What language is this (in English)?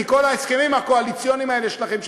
Hebrew